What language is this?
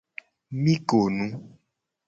Gen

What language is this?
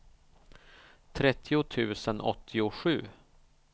Swedish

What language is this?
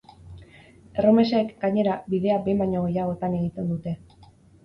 Basque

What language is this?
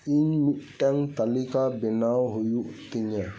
Santali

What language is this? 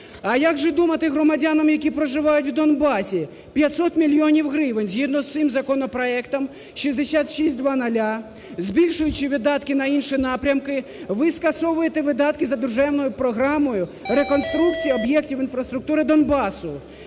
Ukrainian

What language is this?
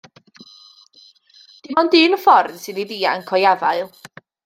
Welsh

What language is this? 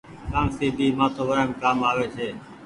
Goaria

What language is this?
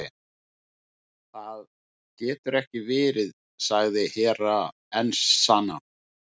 Icelandic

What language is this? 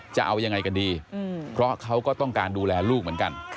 Thai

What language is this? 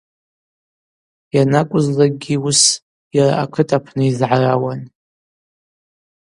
Abaza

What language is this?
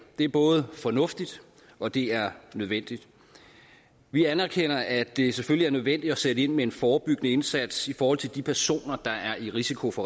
Danish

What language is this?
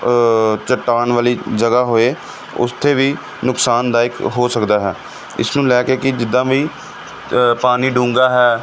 Punjabi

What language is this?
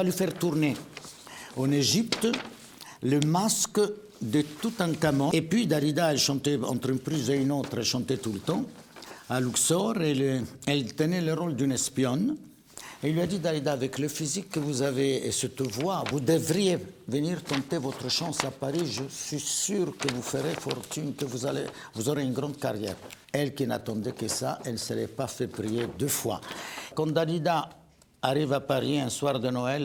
French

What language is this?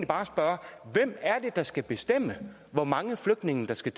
Danish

